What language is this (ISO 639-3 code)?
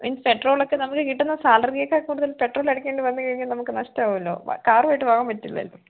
mal